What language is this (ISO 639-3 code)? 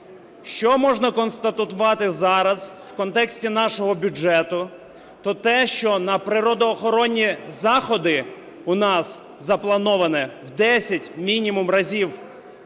ukr